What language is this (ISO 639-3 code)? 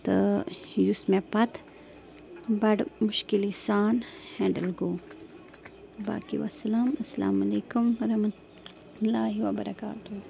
kas